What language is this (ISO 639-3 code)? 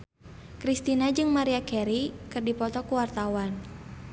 sun